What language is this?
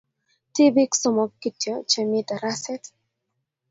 Kalenjin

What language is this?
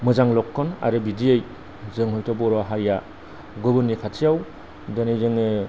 Bodo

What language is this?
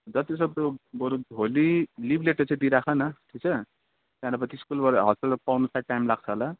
Nepali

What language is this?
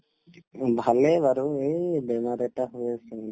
Assamese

